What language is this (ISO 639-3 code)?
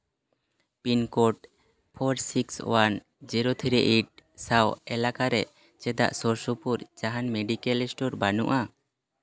sat